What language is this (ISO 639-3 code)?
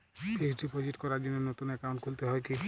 ben